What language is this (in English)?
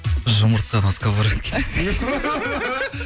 Kazakh